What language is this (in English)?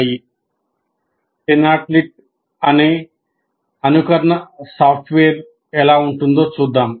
Telugu